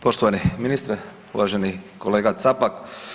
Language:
Croatian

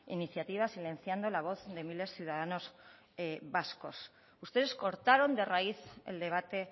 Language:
Spanish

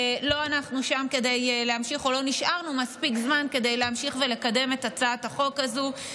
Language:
Hebrew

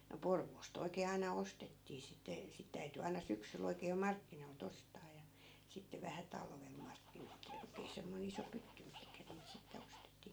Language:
Finnish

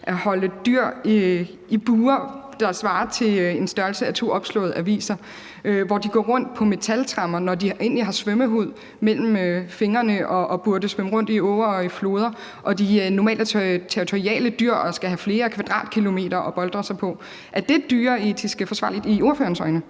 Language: Danish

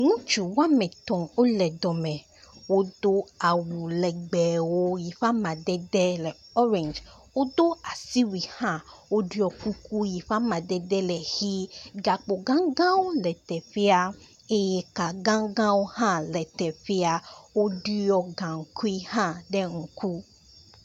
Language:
Ewe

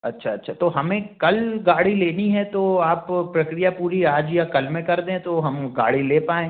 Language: Hindi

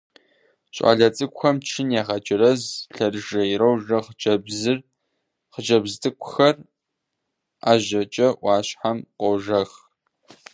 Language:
Kabardian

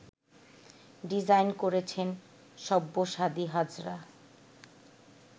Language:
Bangla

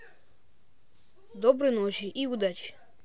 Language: Russian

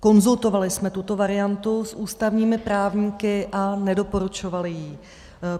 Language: Czech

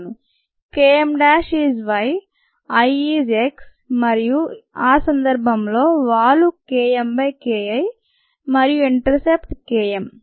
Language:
Telugu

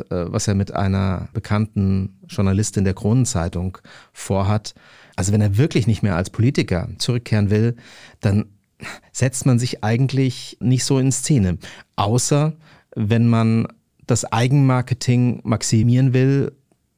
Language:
German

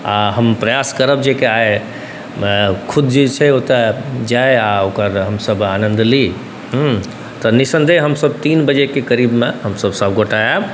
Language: Maithili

